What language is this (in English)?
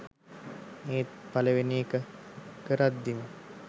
Sinhala